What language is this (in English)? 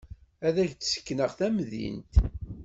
Kabyle